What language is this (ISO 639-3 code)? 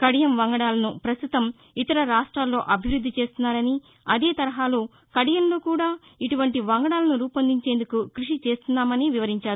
tel